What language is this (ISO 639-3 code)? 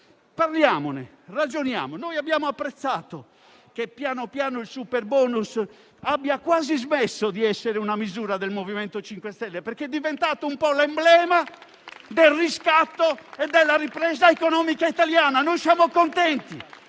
ita